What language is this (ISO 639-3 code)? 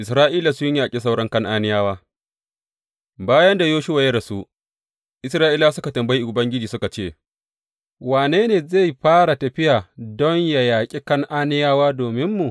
hau